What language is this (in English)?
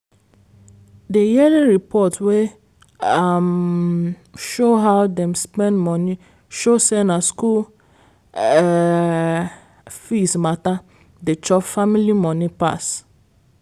Nigerian Pidgin